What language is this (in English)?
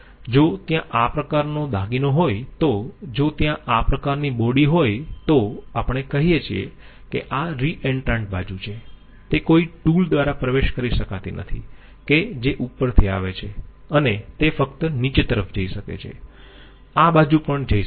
Gujarati